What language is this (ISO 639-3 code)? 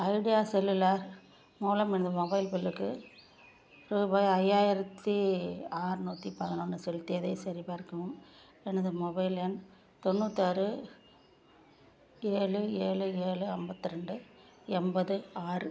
tam